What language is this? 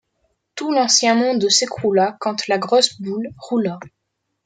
French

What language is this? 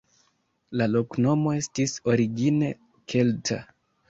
Esperanto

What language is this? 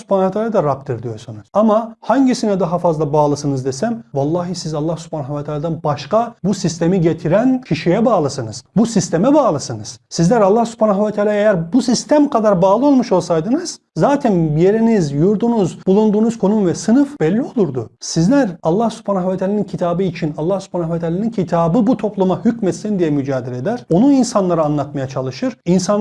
Turkish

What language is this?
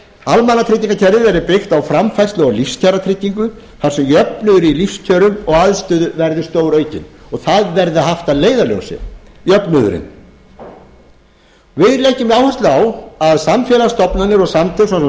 Icelandic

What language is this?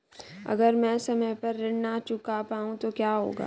Hindi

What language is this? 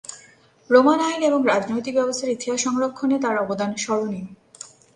Bangla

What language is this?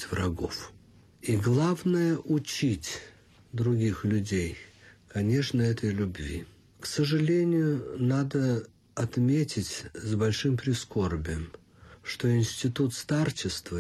Russian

